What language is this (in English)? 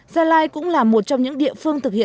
Vietnamese